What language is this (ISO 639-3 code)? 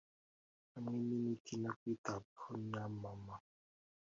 kin